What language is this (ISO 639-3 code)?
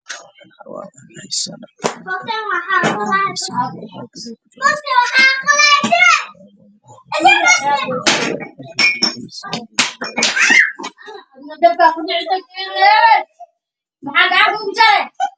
som